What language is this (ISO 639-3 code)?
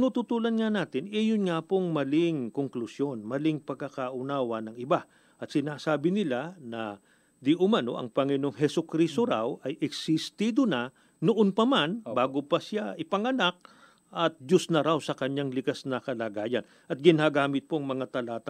fil